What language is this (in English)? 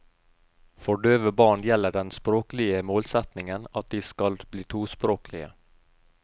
Norwegian